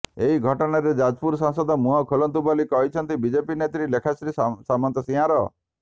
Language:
Odia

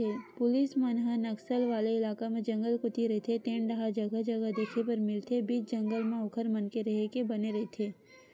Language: Chhattisgarhi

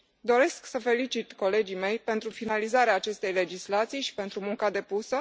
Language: Romanian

